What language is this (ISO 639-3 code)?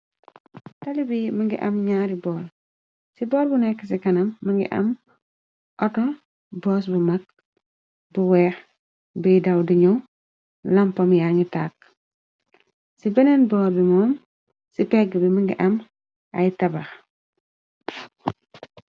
wol